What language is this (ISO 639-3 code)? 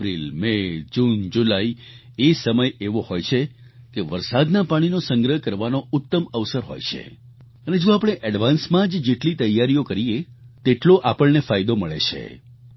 guj